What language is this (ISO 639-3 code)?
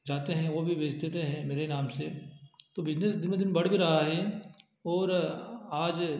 hin